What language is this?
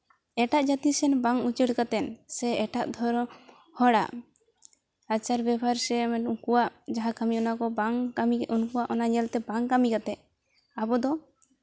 Santali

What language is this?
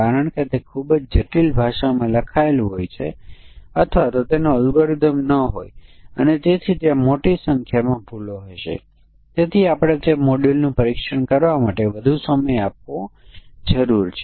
Gujarati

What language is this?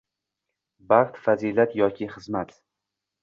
Uzbek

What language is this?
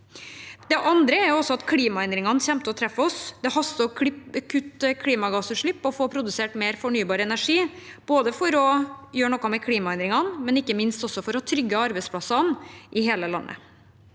Norwegian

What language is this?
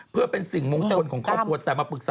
Thai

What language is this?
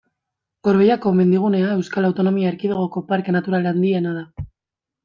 Basque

